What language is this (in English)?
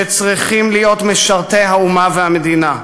Hebrew